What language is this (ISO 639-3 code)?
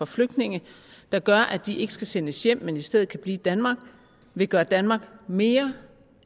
dan